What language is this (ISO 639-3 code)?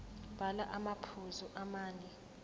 zul